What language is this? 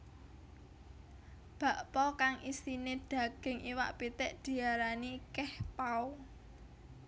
Javanese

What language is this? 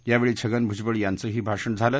Marathi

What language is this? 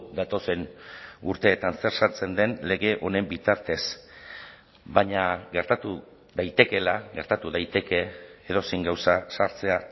Basque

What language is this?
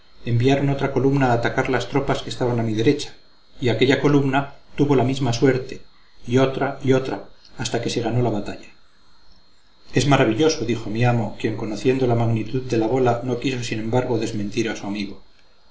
Spanish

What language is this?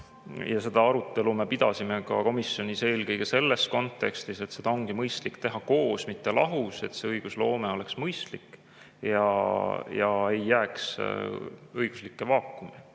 Estonian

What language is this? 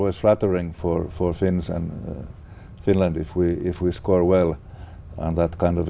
Vietnamese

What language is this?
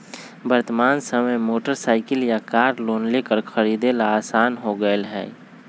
Magahi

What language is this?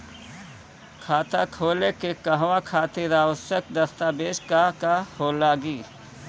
Bhojpuri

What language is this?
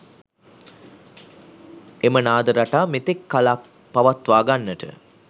Sinhala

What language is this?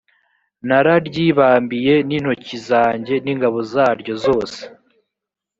Kinyarwanda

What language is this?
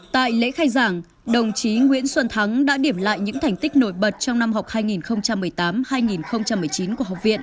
Vietnamese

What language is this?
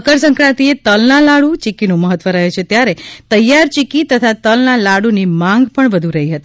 Gujarati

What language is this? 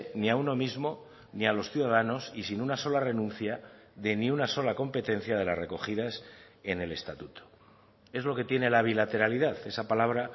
Spanish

